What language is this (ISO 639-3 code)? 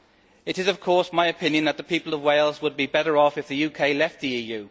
eng